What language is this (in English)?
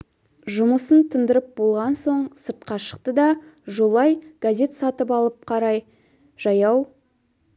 Kazakh